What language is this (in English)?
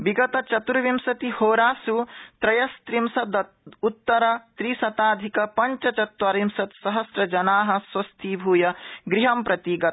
Sanskrit